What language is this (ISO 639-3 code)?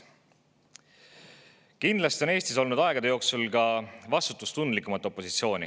est